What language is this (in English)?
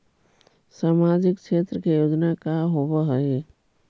Magahi